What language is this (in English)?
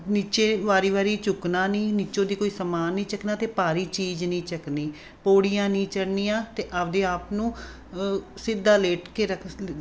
Punjabi